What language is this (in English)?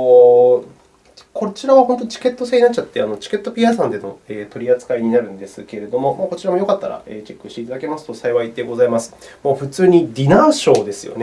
Japanese